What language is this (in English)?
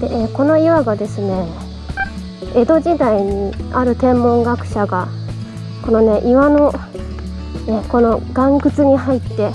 Japanese